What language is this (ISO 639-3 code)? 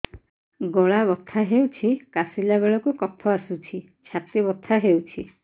ori